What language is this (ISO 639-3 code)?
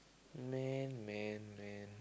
eng